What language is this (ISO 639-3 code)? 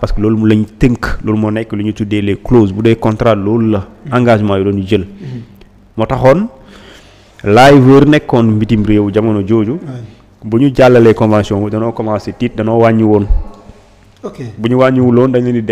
fra